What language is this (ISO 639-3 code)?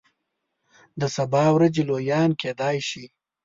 pus